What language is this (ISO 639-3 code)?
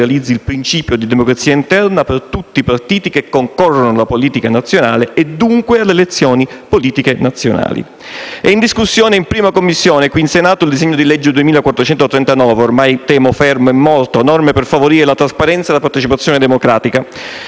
ita